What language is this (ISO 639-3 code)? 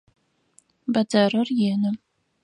ady